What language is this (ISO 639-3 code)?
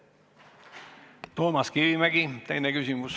est